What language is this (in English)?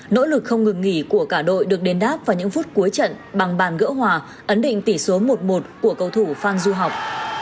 Vietnamese